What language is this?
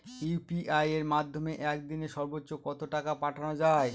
Bangla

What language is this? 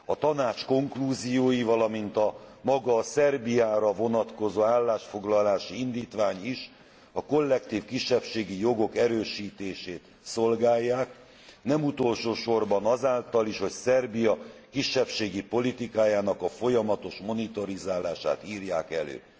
Hungarian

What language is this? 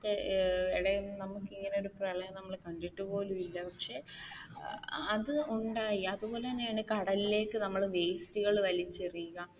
Malayalam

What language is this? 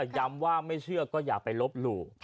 Thai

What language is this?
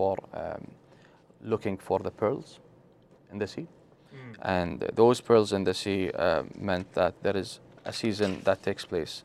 English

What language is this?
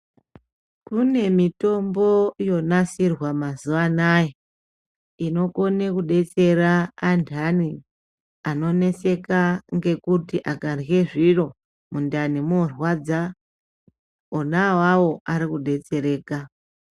Ndau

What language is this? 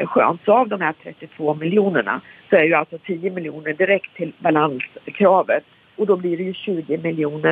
Swedish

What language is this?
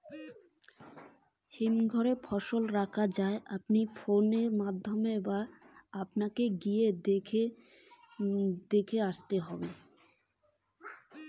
Bangla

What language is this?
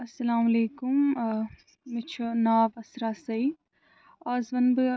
Kashmiri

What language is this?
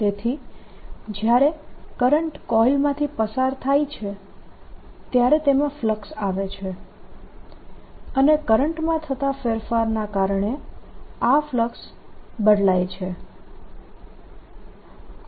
Gujarati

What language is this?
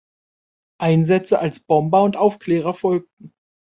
German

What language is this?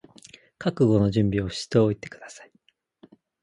Japanese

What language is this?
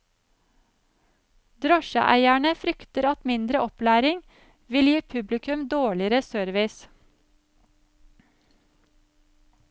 Norwegian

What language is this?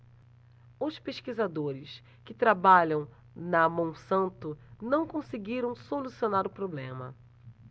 Portuguese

